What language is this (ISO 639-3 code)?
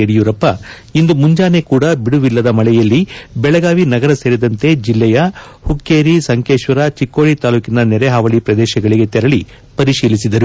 kan